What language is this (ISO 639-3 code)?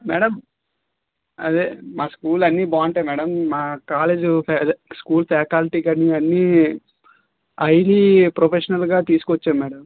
tel